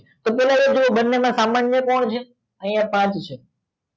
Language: Gujarati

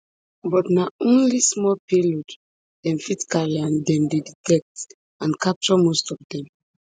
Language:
Nigerian Pidgin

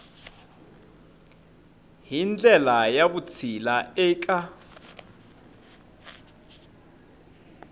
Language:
Tsonga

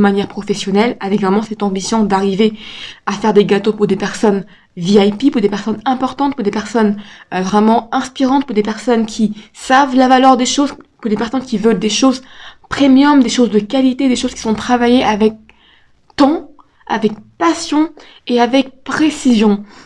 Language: French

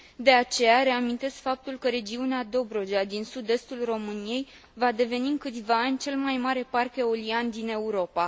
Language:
Romanian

